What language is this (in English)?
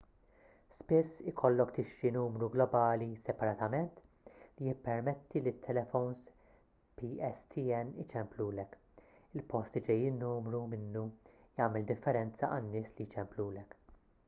Maltese